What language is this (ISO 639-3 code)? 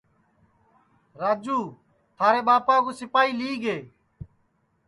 ssi